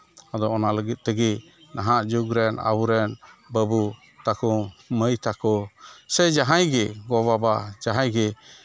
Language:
Santali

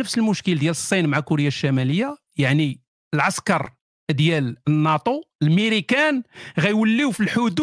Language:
Arabic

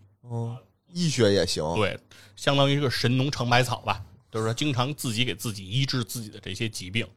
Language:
Chinese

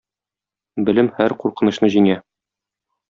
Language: Tatar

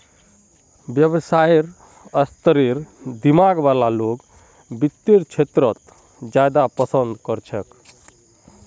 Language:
Magahi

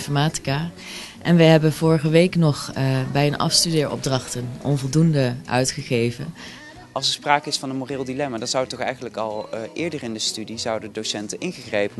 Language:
Dutch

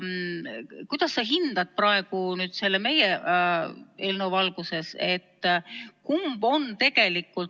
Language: Estonian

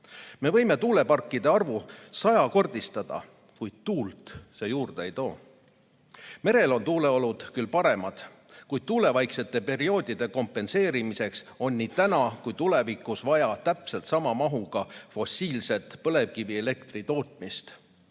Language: Estonian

